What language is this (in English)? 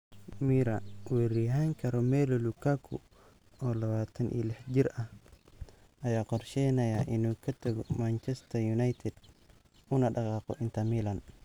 Somali